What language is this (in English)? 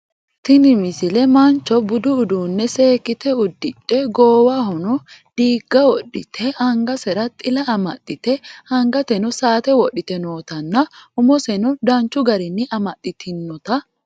Sidamo